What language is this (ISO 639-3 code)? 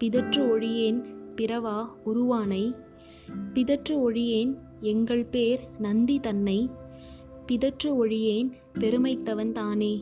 tam